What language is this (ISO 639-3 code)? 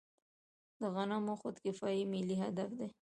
pus